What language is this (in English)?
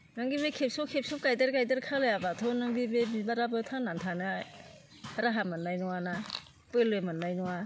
Bodo